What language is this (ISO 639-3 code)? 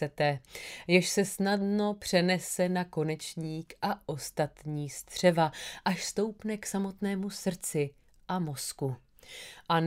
ces